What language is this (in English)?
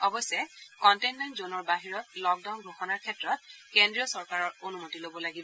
Assamese